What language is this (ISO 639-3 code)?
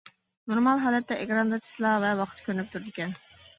uig